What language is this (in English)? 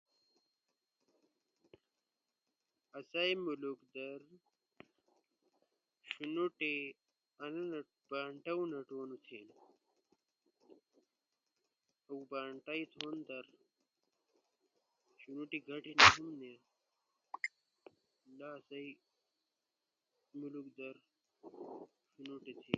Ushojo